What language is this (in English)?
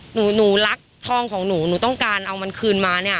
Thai